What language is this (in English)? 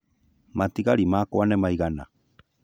Kikuyu